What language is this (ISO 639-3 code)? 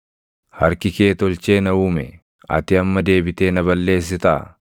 orm